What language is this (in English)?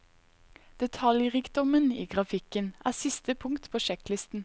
Norwegian